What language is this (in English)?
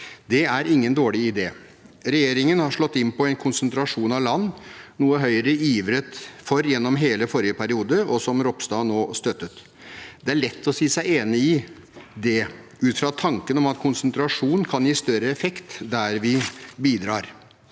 Norwegian